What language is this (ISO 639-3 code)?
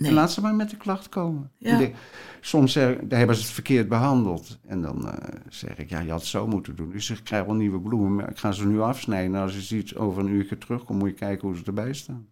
nld